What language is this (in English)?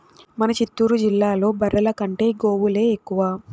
Telugu